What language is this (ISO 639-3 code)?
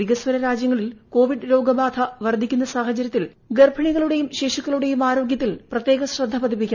mal